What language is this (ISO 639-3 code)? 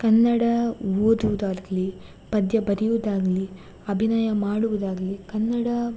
kan